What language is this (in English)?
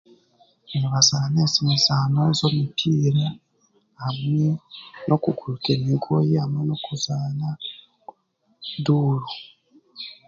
Chiga